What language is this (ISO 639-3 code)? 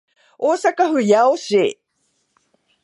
jpn